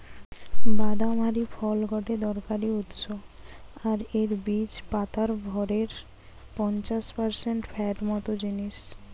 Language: Bangla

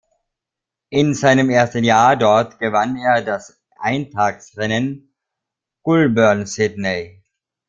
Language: German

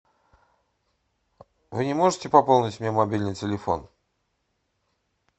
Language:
Russian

